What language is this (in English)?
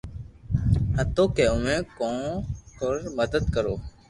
Loarki